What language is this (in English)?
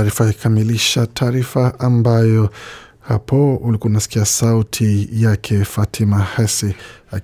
Swahili